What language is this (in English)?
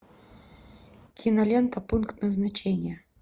Russian